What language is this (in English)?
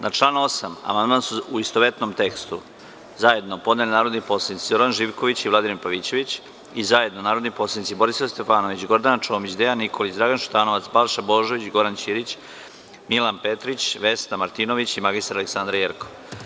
Serbian